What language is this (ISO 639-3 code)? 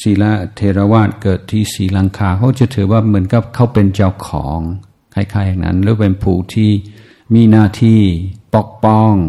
tha